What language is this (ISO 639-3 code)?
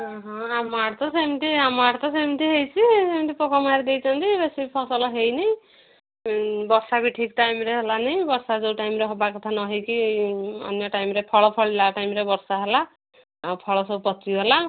ori